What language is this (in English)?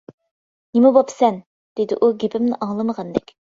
Uyghur